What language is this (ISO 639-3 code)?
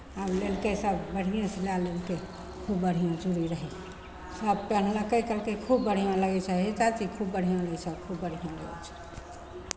mai